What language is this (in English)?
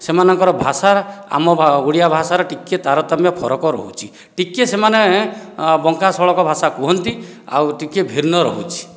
Odia